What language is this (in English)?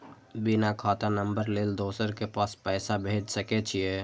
Maithili